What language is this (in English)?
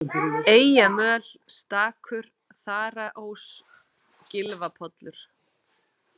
Icelandic